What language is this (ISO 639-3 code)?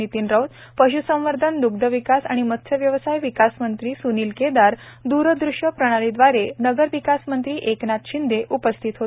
mar